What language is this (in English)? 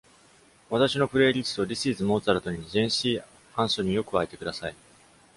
Japanese